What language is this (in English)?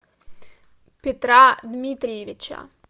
Russian